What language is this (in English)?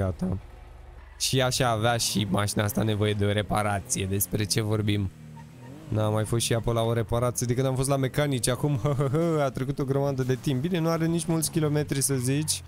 Romanian